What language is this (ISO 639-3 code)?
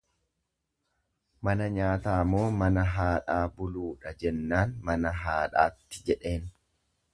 orm